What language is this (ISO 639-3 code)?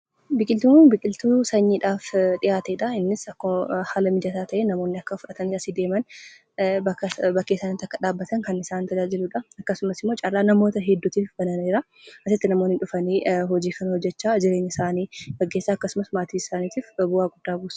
orm